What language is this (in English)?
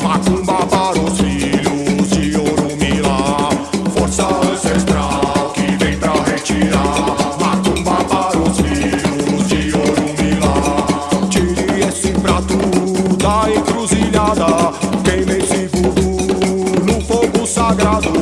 Korean